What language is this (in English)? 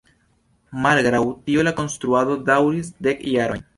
Esperanto